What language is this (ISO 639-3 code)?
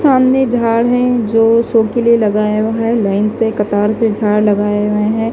hin